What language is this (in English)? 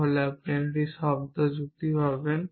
Bangla